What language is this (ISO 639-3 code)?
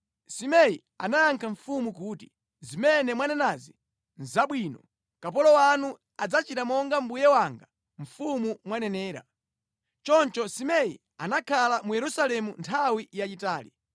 nya